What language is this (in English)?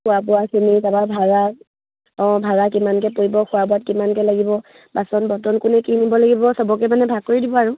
Assamese